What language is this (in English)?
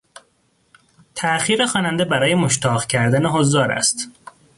Persian